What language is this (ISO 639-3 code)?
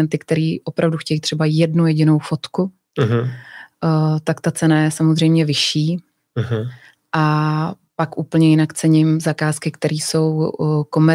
ces